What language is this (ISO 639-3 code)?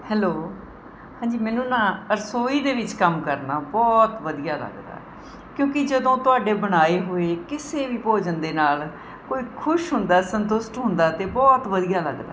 pan